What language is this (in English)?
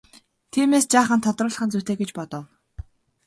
Mongolian